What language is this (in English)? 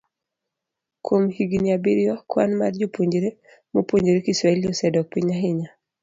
Luo (Kenya and Tanzania)